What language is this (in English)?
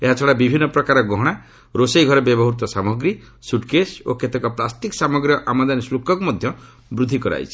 Odia